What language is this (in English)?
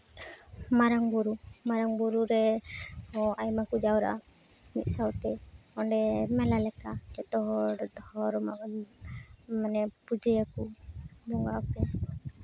Santali